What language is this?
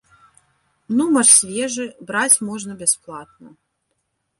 Belarusian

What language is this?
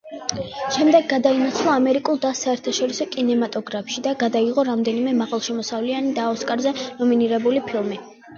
Georgian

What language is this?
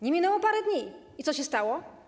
Polish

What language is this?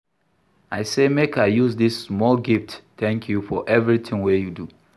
Nigerian Pidgin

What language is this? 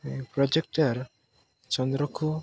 Odia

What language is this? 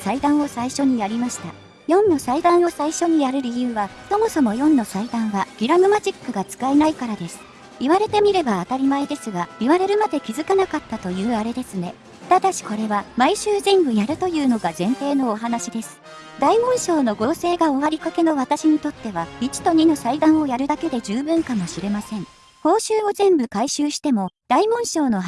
Japanese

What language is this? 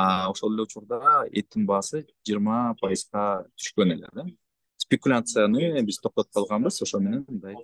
Turkish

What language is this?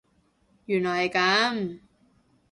Cantonese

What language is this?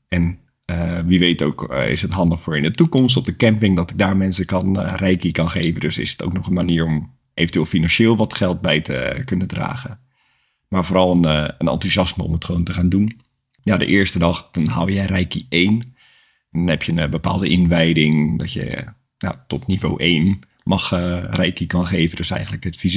Dutch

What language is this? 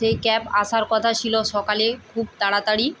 Bangla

